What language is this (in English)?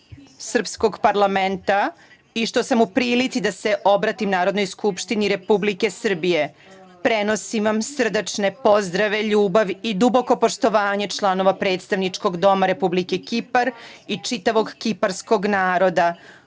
Serbian